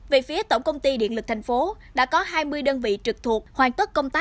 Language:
Vietnamese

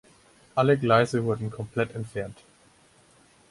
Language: German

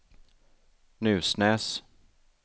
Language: Swedish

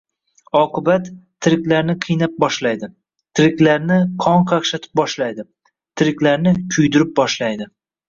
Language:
Uzbek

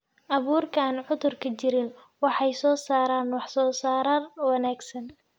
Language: Somali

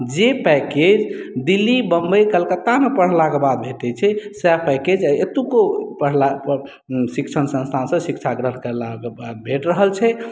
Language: Maithili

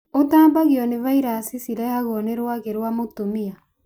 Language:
Kikuyu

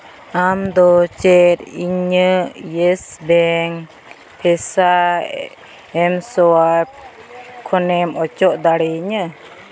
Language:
Santali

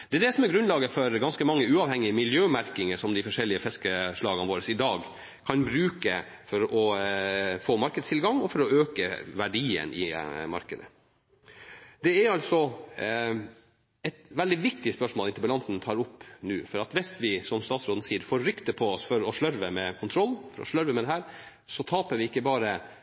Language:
Norwegian Nynorsk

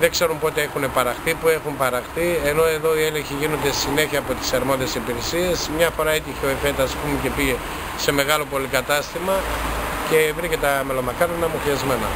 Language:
Greek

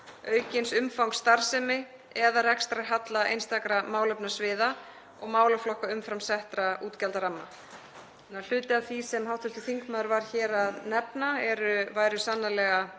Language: Icelandic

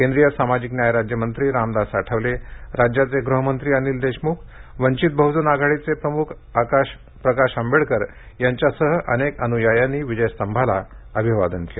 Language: Marathi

